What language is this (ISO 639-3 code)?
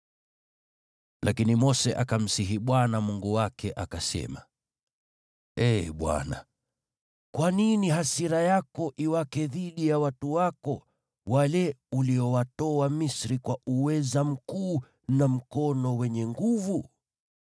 swa